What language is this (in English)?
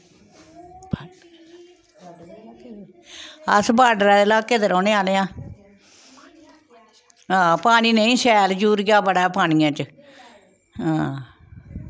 Dogri